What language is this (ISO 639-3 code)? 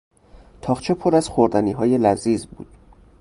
fas